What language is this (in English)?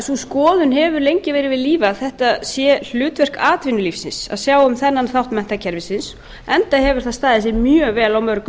Icelandic